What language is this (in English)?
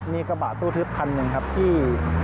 Thai